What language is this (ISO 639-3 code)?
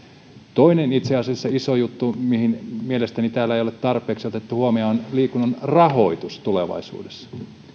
fin